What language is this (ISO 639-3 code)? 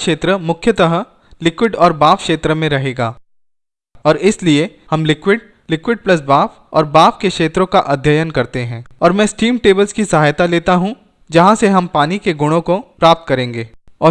hin